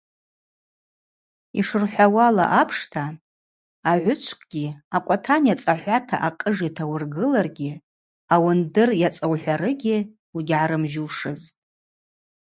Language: Abaza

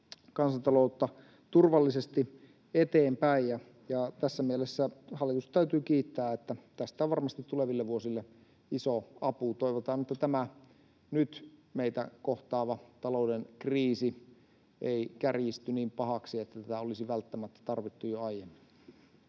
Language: Finnish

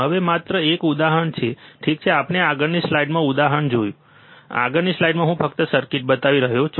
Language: Gujarati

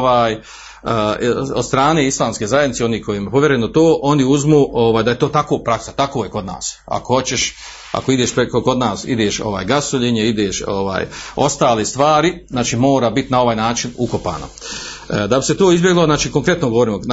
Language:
Croatian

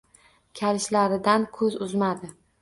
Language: Uzbek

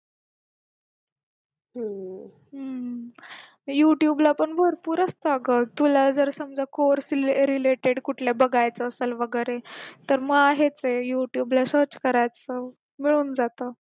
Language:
Marathi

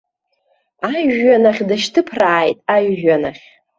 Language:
Abkhazian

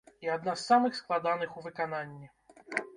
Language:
Belarusian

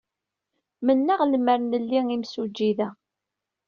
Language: Kabyle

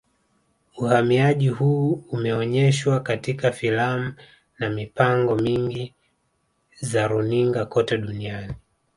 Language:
Swahili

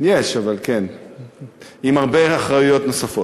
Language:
Hebrew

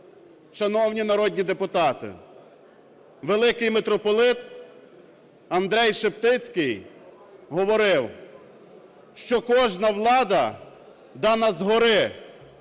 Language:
Ukrainian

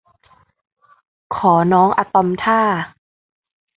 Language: Thai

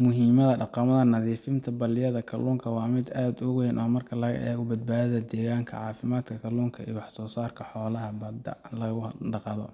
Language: Somali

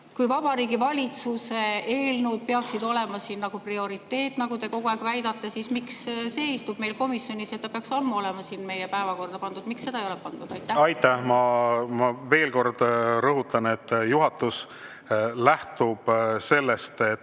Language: Estonian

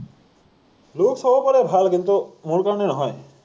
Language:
Assamese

